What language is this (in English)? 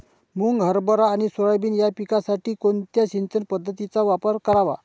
Marathi